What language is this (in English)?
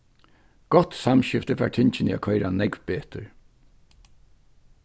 Faroese